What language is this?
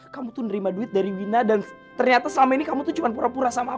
Indonesian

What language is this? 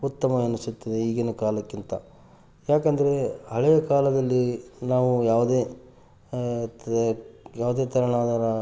Kannada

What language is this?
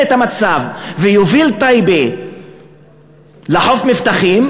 Hebrew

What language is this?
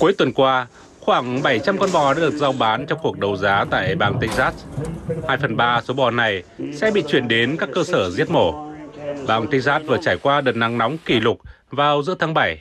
Vietnamese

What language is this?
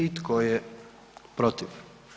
Croatian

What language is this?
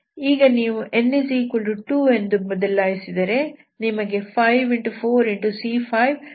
Kannada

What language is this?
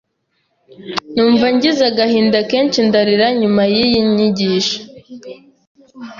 Kinyarwanda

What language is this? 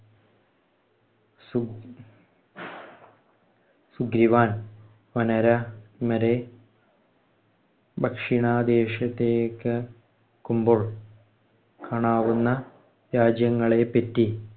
Malayalam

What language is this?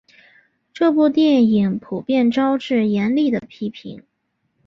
Chinese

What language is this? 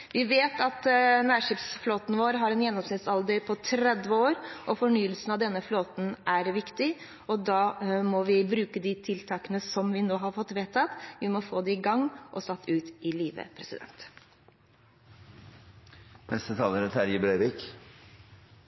Norwegian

